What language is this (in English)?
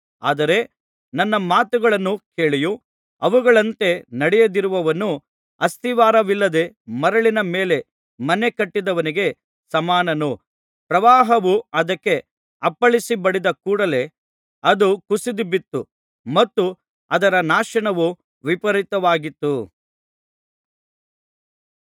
Kannada